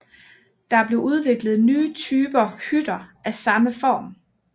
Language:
Danish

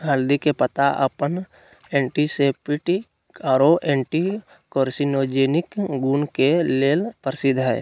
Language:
Magahi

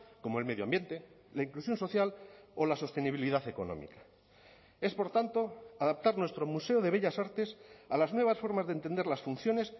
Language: Spanish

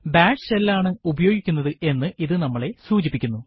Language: Malayalam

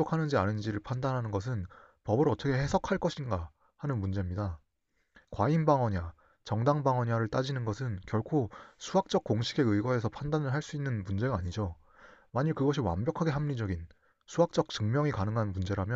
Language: Korean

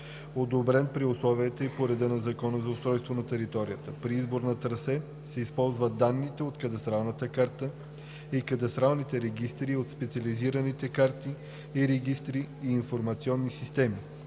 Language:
Bulgarian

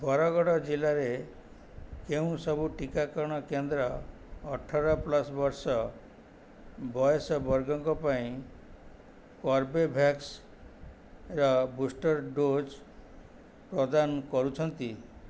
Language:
Odia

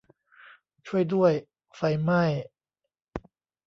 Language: Thai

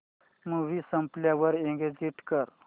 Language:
Marathi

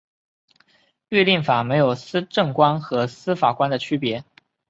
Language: Chinese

